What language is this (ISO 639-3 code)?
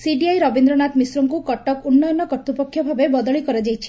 ori